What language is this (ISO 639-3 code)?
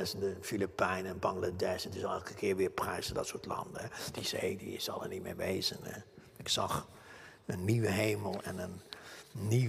nld